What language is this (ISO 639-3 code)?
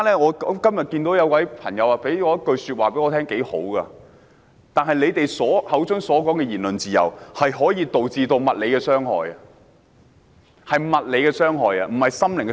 yue